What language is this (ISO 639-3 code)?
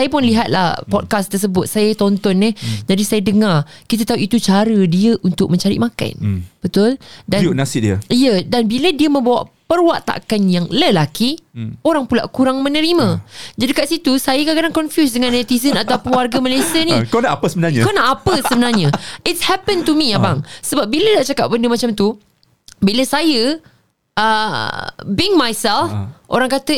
msa